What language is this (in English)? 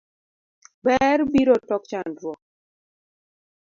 Luo (Kenya and Tanzania)